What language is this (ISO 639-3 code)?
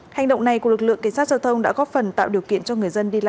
vie